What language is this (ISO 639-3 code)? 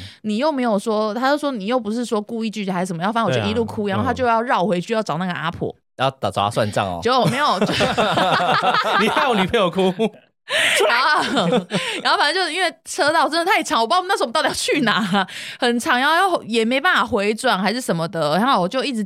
zho